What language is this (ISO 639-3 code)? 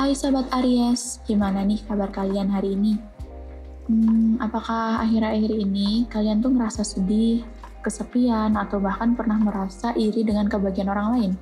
ind